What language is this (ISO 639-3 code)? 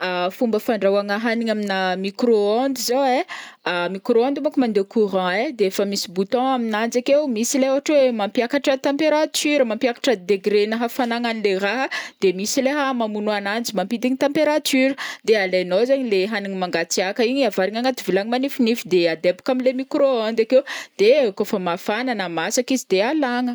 bmm